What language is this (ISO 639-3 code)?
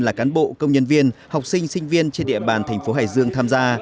vie